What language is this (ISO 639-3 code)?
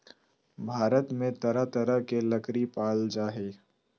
mag